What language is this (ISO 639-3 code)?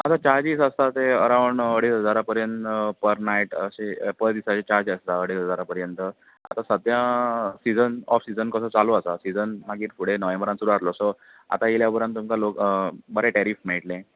kok